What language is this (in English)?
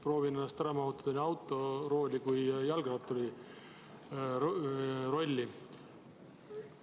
Estonian